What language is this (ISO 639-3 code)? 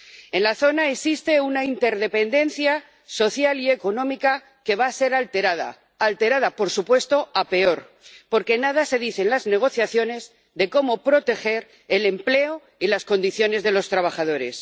spa